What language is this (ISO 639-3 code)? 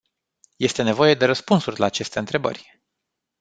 ron